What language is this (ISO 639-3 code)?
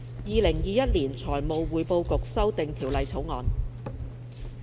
yue